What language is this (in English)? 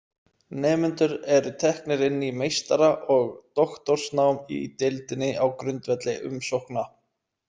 Icelandic